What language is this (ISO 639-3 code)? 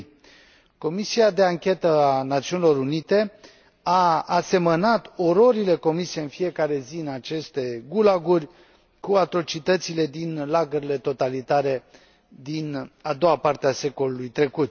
ron